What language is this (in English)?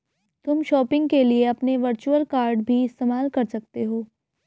Hindi